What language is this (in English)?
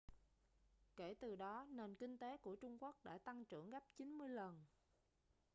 Vietnamese